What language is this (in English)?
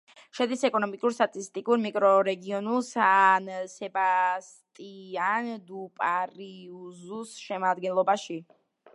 Georgian